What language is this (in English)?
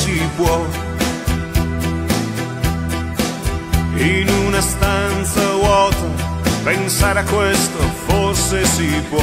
Italian